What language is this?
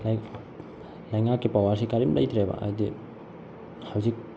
Manipuri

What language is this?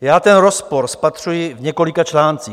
Czech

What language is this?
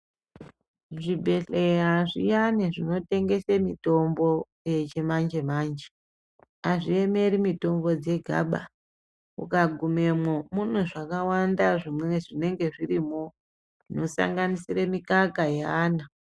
Ndau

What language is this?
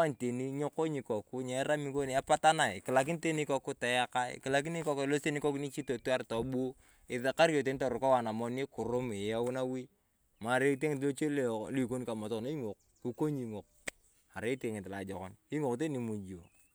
Turkana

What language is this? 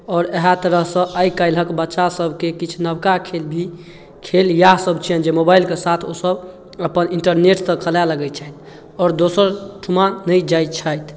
Maithili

